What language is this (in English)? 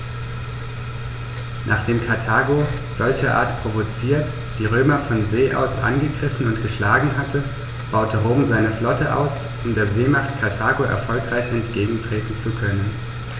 German